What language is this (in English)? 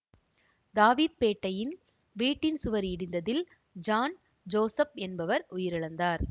Tamil